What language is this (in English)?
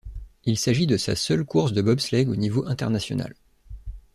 French